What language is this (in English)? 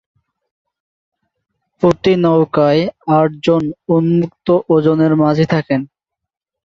Bangla